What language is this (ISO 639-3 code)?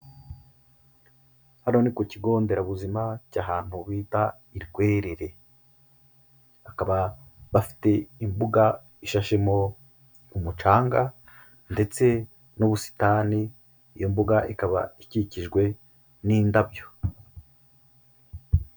kin